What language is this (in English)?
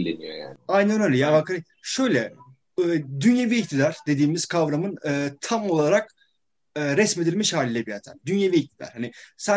Turkish